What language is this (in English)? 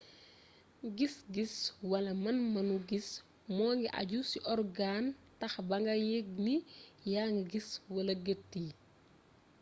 Wolof